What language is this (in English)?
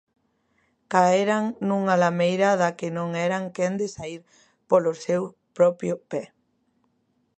Galician